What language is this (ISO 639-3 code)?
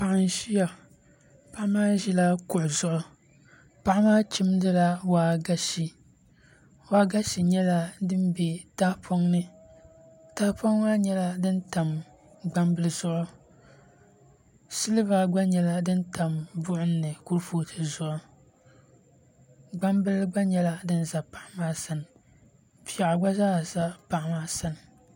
dag